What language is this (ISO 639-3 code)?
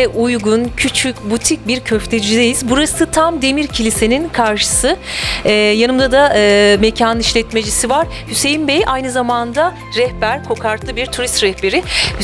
tur